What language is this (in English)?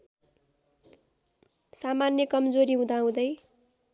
Nepali